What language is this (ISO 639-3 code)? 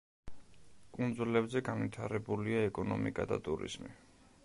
kat